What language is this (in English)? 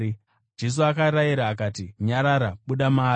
Shona